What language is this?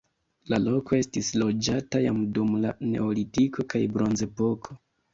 Esperanto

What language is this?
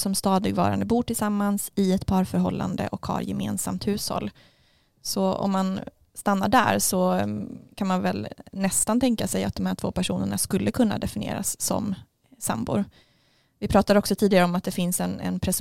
Swedish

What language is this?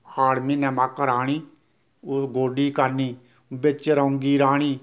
Dogri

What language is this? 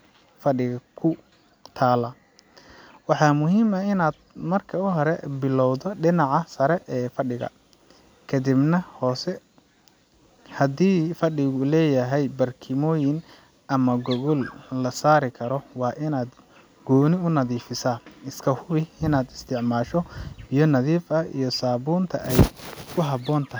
Somali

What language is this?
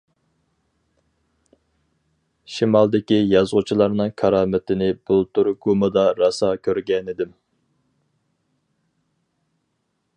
Uyghur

